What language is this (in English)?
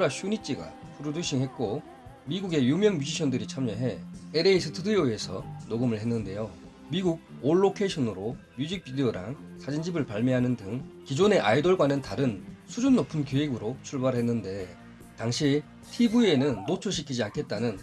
Korean